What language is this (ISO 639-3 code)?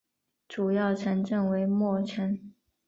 zho